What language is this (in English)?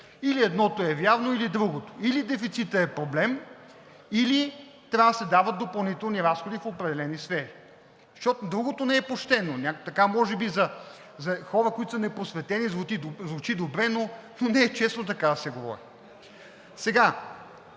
Bulgarian